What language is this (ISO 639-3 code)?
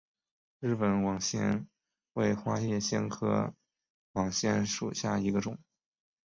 zho